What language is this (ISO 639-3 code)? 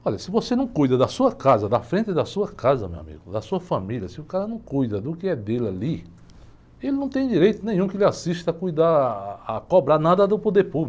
por